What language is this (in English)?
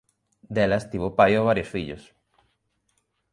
Galician